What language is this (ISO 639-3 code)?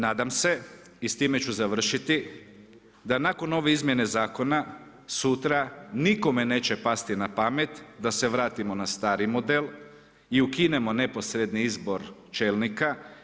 hrv